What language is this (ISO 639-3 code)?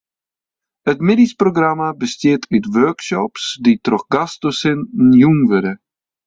fry